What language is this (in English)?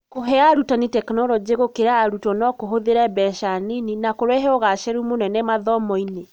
Kikuyu